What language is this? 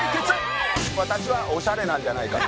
Japanese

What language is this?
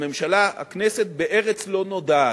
Hebrew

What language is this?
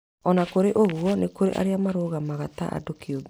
Kikuyu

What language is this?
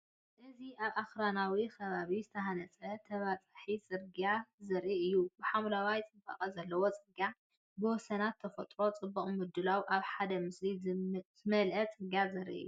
Tigrinya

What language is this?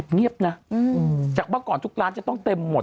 Thai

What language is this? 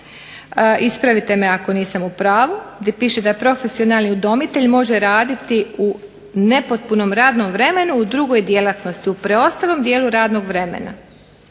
Croatian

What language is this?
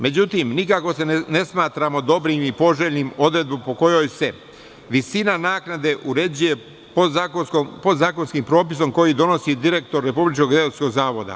Serbian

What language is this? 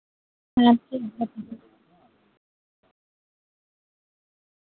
Santali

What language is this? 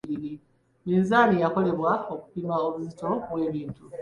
Ganda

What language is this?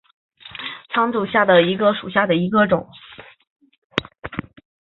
Chinese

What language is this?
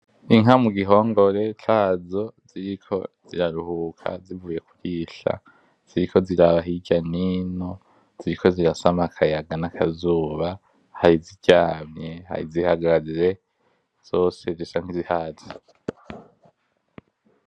Rundi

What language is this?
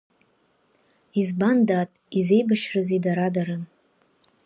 Abkhazian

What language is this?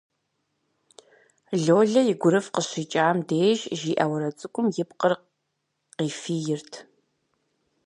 Kabardian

